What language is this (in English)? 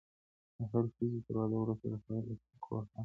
Pashto